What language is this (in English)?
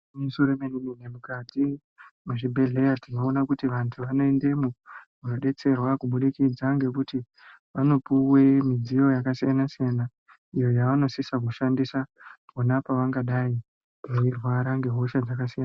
Ndau